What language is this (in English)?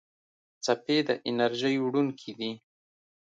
Pashto